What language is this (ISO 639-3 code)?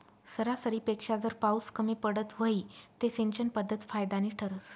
mar